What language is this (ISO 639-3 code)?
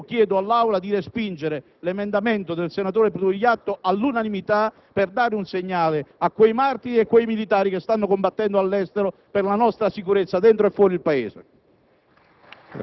ita